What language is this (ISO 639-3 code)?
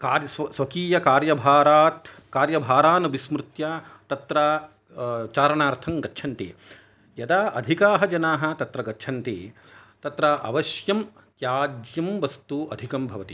san